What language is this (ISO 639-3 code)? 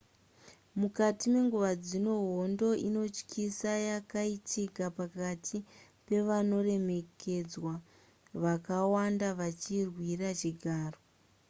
sna